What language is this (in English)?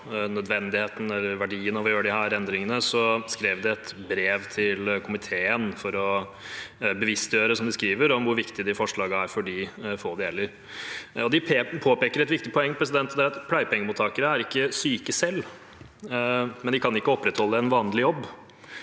Norwegian